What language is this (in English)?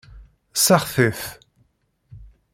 Kabyle